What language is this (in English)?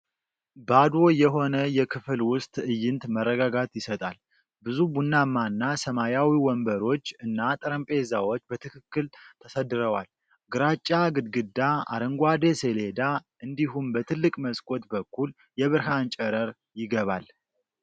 Amharic